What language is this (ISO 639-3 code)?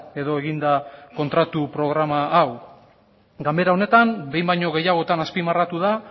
eus